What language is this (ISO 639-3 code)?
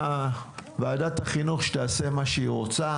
heb